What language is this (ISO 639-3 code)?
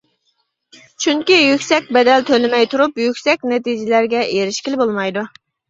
uig